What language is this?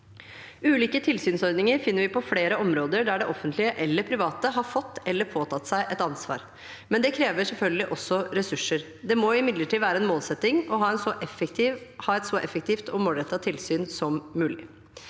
Norwegian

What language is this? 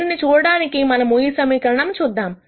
Telugu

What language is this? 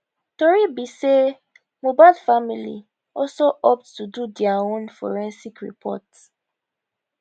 Nigerian Pidgin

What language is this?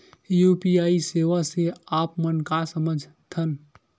Chhattisgarhi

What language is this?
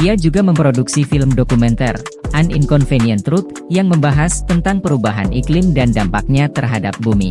Indonesian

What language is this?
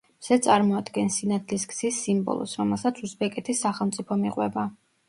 Georgian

